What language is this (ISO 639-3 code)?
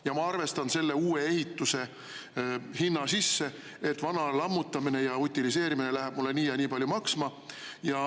est